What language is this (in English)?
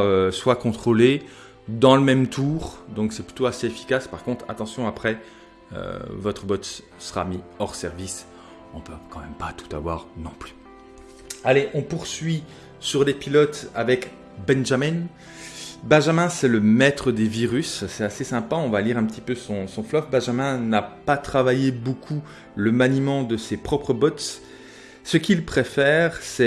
French